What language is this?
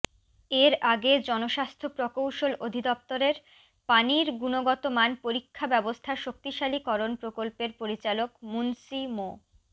Bangla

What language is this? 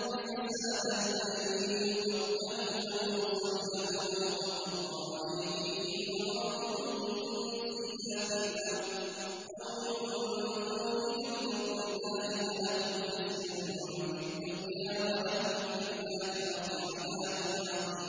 Arabic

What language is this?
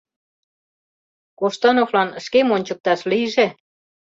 Mari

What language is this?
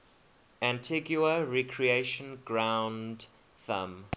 English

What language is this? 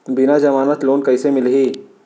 Chhattisgarhi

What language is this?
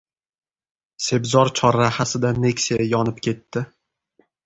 Uzbek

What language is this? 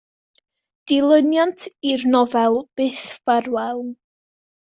Welsh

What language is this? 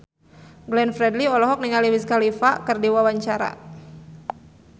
Sundanese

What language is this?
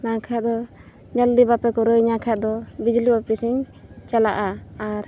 Santali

